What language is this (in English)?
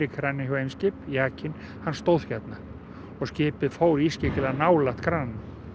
Icelandic